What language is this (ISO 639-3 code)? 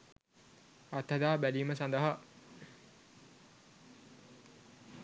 sin